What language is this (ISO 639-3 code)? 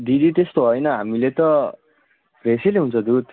nep